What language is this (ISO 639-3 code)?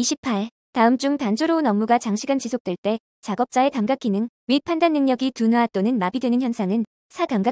kor